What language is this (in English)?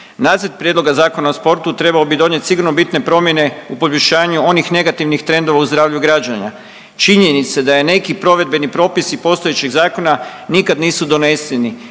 Croatian